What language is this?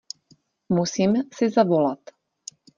Czech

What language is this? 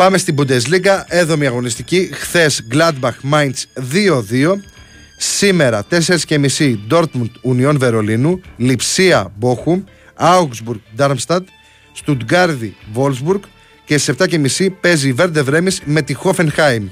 Greek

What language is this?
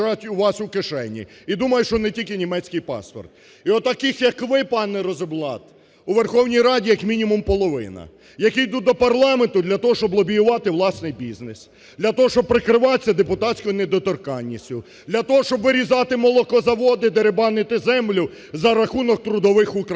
Ukrainian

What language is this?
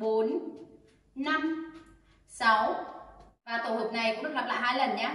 Vietnamese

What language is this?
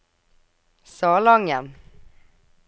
Norwegian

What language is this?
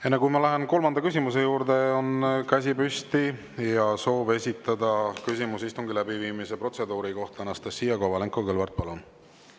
Estonian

